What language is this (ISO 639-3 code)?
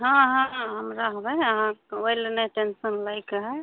mai